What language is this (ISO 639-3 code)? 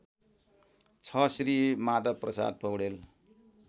nep